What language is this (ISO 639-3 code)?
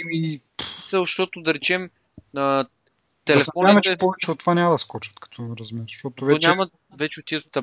bul